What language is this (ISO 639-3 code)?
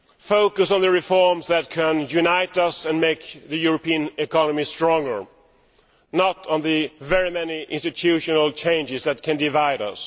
eng